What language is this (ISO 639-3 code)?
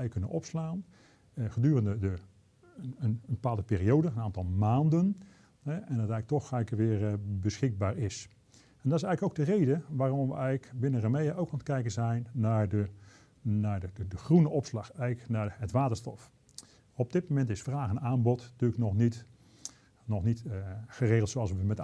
nld